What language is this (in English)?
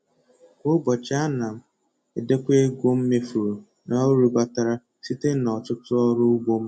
Igbo